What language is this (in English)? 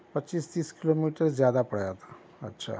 Urdu